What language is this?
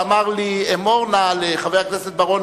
Hebrew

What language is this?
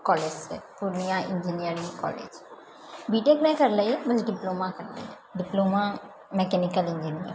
Maithili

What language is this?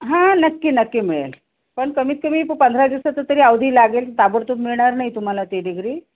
Marathi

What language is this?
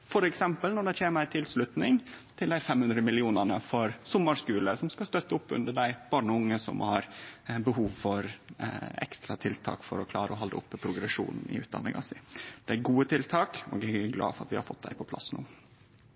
Norwegian Nynorsk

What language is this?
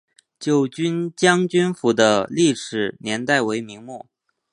Chinese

